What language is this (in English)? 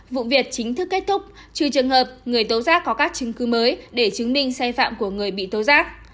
Vietnamese